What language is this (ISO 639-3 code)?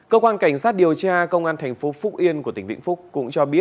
vie